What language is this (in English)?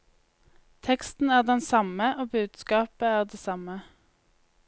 Norwegian